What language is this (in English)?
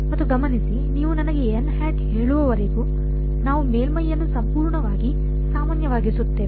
Kannada